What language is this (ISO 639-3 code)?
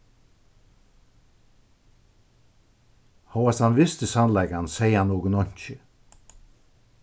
fao